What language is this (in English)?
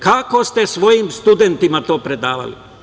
Serbian